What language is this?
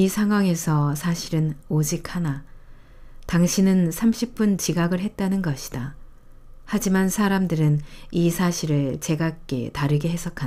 Korean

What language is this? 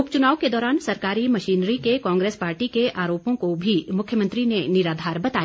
Hindi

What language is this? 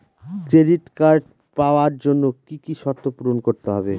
Bangla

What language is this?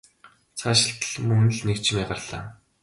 Mongolian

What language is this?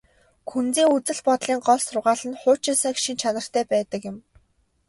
Mongolian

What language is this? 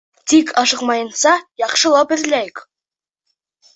Bashkir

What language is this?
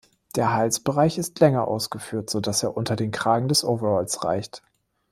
German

